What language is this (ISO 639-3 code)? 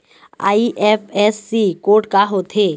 hne